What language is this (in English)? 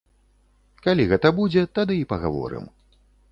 Belarusian